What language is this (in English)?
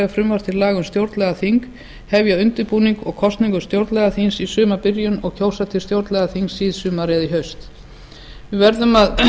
Icelandic